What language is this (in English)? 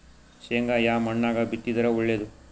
Kannada